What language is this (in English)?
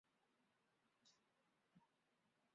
Chinese